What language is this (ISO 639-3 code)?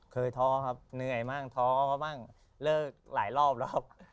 tha